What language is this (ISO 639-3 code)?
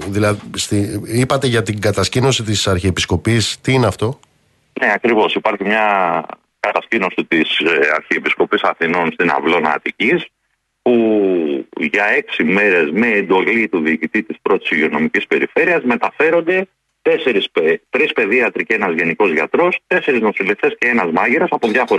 ell